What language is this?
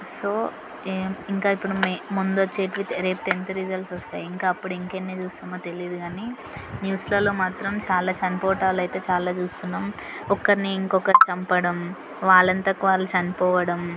Telugu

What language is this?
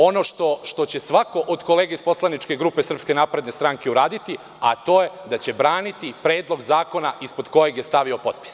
Serbian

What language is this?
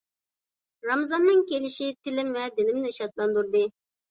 Uyghur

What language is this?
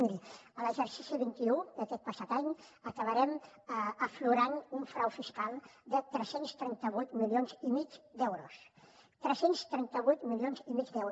Catalan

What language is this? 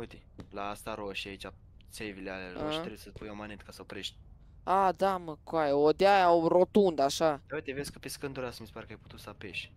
Romanian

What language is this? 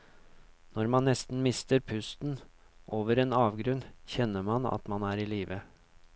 Norwegian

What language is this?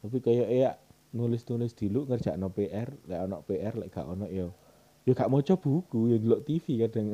Indonesian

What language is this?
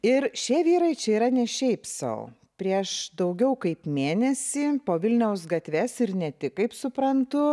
Lithuanian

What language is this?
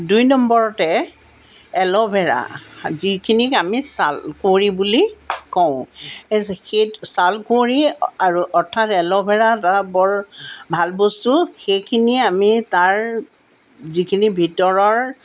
Assamese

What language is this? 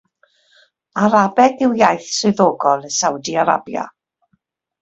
Welsh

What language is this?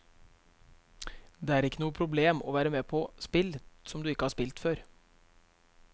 Norwegian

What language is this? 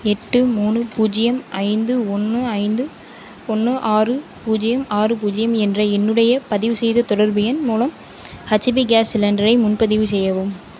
Tamil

